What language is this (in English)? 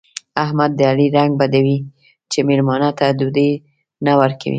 Pashto